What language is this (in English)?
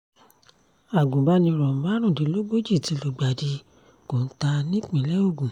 Yoruba